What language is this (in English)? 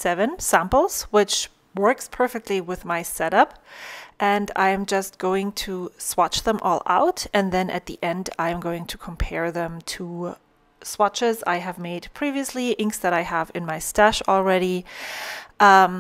English